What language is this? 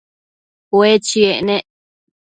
Matsés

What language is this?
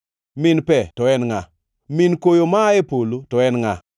Luo (Kenya and Tanzania)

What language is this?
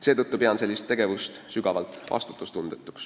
Estonian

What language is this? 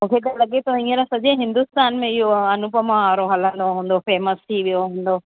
Sindhi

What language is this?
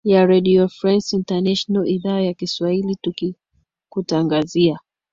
Swahili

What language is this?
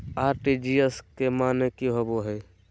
Magahi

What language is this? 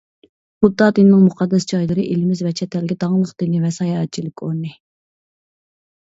Uyghur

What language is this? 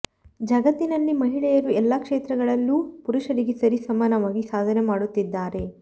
Kannada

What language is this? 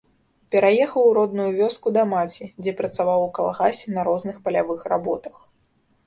Belarusian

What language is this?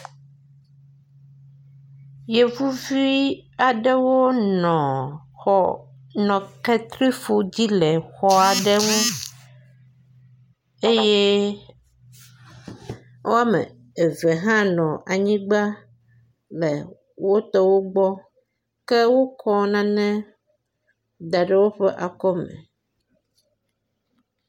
Ewe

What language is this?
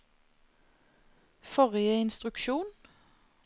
Norwegian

